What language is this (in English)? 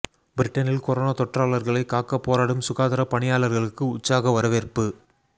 Tamil